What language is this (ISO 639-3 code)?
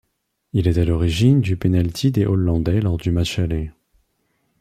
fra